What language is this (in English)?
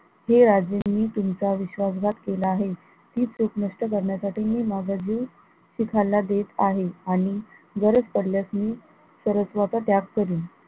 Marathi